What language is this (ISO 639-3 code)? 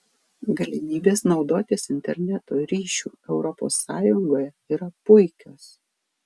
lit